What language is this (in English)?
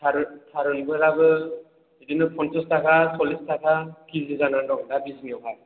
Bodo